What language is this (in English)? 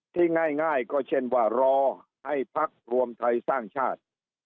Thai